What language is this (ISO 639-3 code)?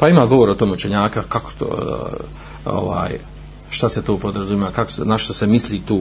hrv